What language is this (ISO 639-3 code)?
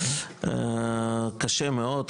heb